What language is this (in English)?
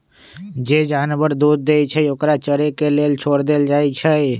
Magahi